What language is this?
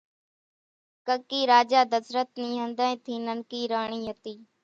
Kachi Koli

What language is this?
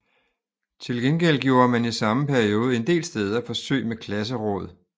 Danish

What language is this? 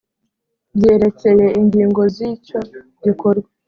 Kinyarwanda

